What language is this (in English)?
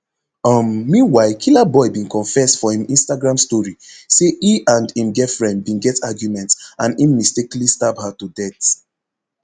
Nigerian Pidgin